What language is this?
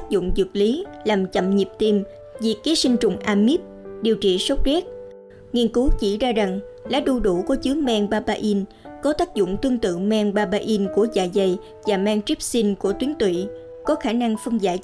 Vietnamese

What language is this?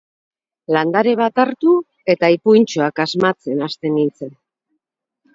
Basque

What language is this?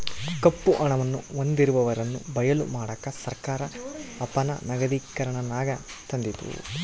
Kannada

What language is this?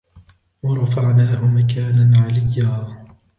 Arabic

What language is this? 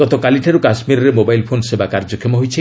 Odia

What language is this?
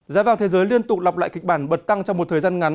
Vietnamese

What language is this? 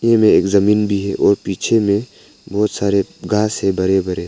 Hindi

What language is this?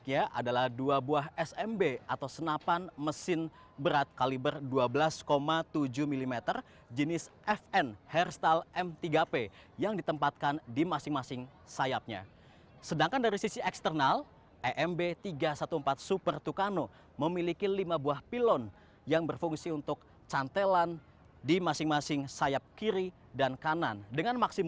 Indonesian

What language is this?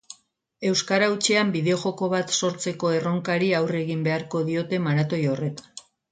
Basque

